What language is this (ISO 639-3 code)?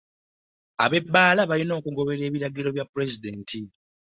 lug